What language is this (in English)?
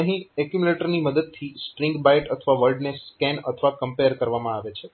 Gujarati